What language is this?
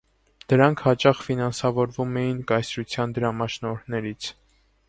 Armenian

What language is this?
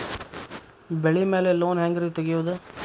Kannada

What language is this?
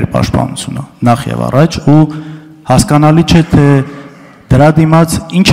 Romanian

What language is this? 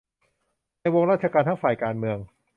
Thai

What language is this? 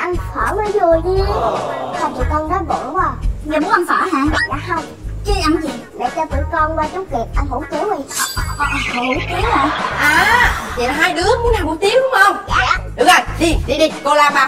Vietnamese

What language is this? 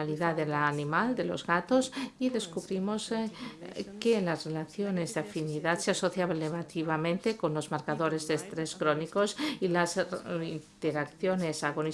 Spanish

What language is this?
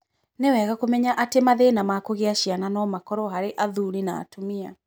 Kikuyu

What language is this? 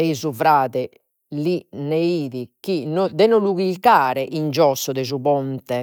Sardinian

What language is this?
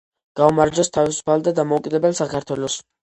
Georgian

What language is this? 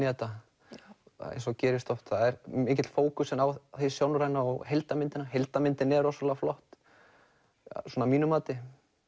Icelandic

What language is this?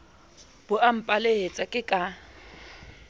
Southern Sotho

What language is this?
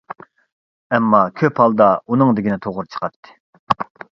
Uyghur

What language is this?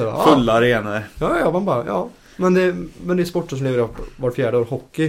Swedish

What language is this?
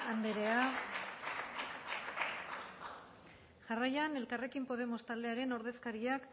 Basque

